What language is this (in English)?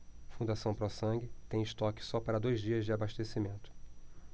Portuguese